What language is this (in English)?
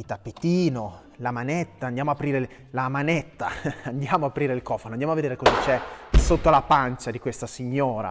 Italian